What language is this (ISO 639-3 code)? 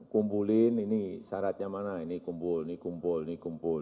ind